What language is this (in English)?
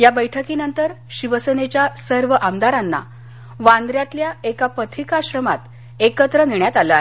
Marathi